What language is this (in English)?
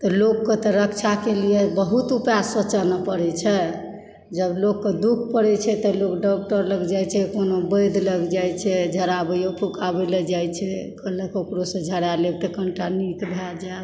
Maithili